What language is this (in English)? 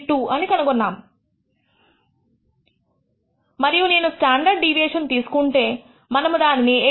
Telugu